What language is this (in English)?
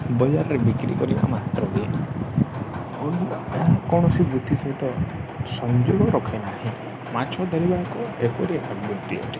Odia